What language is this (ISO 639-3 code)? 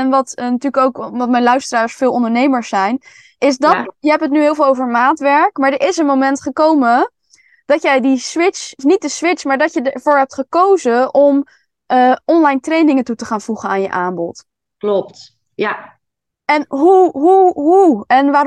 nld